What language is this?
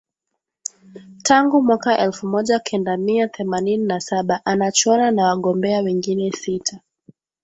Swahili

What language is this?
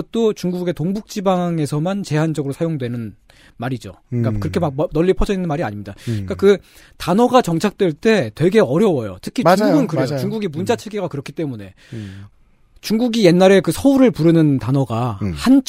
Korean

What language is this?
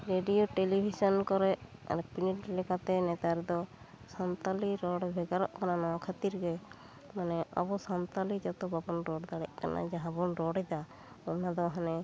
Santali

